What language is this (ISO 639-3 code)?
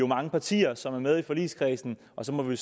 dan